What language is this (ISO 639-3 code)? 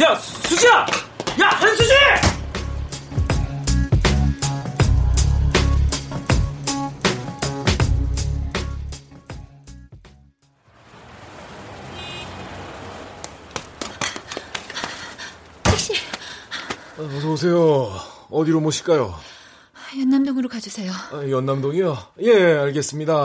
kor